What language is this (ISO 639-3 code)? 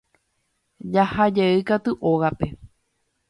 grn